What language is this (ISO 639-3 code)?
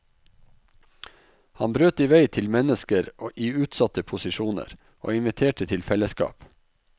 nor